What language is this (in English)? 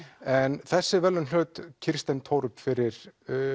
Icelandic